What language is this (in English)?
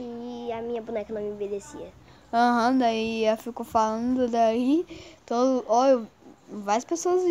Portuguese